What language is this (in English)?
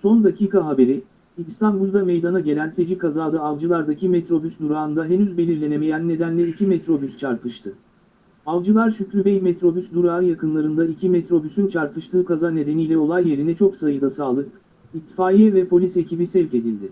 Turkish